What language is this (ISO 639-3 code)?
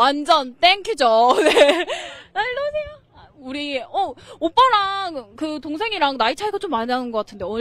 kor